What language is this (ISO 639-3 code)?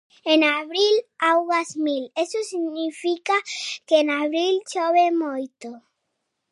glg